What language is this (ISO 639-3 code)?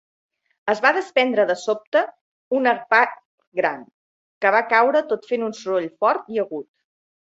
cat